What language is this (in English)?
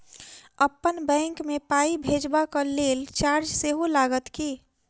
Maithili